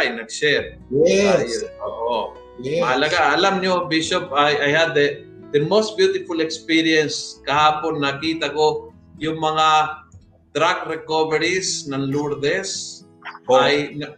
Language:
Filipino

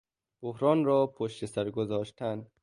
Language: Persian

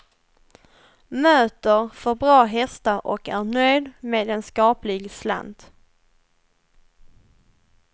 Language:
Swedish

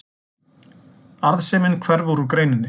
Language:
Icelandic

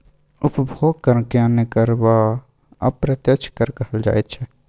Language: Maithili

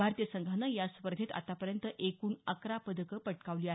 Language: Marathi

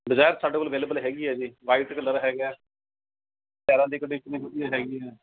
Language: Punjabi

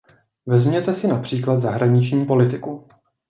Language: Czech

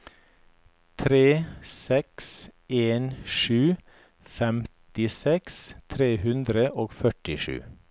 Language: Norwegian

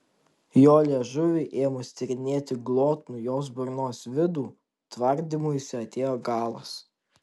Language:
Lithuanian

